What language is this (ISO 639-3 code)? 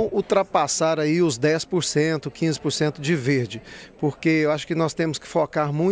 por